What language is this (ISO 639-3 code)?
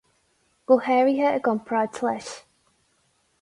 gle